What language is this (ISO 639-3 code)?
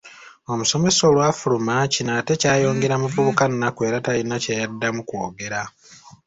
lug